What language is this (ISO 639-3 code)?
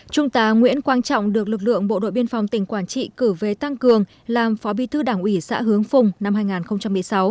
vie